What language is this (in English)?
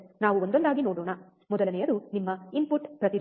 Kannada